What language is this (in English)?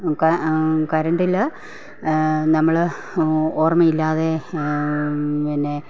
Malayalam